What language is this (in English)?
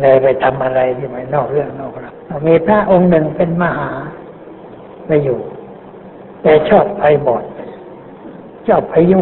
Thai